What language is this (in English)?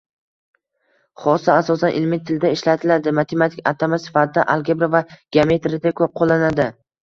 Uzbek